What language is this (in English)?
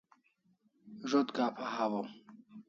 Kalasha